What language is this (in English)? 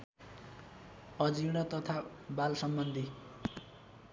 Nepali